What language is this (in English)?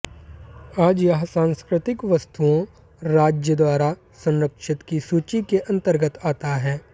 Hindi